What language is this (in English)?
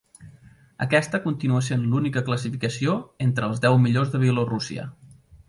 Catalan